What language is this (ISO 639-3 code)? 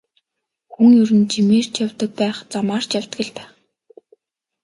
mon